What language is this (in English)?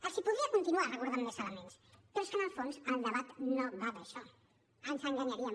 Catalan